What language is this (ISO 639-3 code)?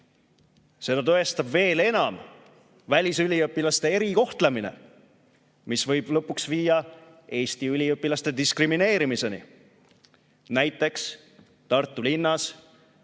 est